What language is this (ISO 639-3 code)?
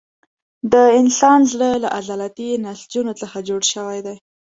pus